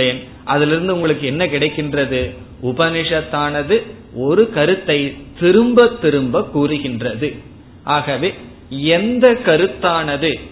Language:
Tamil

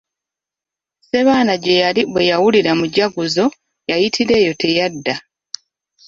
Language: Ganda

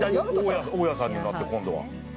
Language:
Japanese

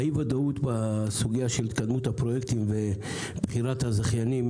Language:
Hebrew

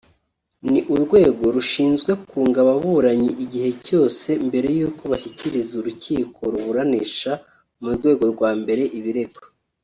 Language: Kinyarwanda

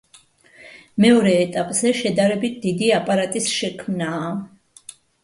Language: Georgian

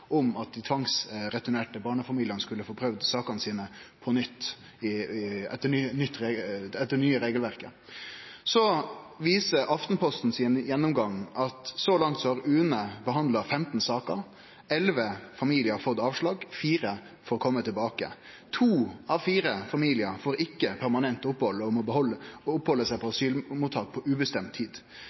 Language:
Norwegian Nynorsk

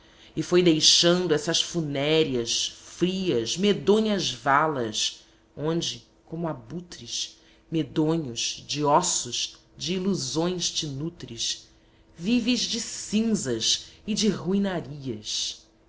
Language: Portuguese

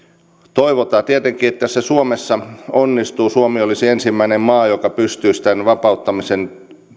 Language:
Finnish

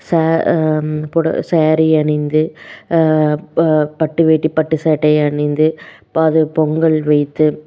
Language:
Tamil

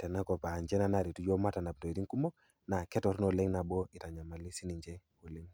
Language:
Masai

